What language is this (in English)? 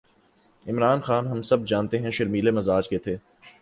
Urdu